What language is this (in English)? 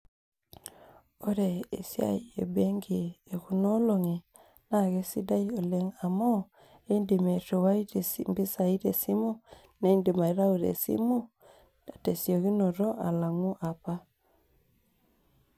Masai